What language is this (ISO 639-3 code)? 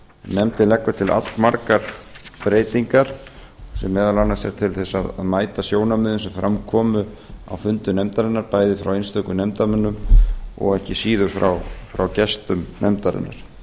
isl